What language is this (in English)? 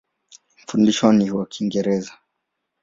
Swahili